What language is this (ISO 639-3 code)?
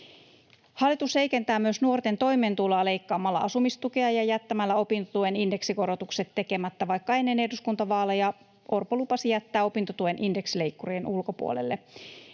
fin